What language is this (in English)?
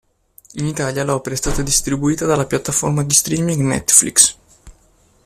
Italian